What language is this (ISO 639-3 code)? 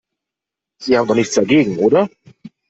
deu